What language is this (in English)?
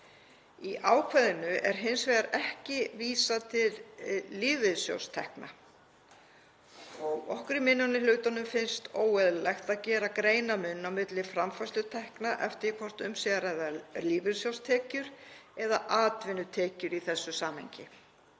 Icelandic